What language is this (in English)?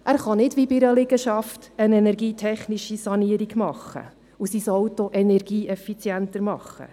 Swiss German